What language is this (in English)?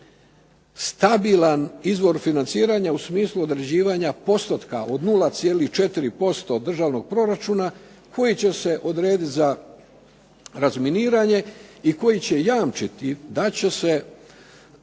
Croatian